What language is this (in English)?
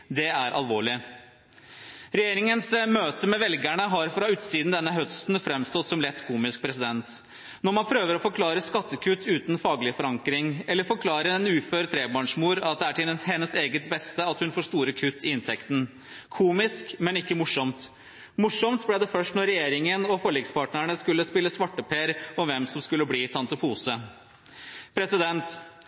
Norwegian Bokmål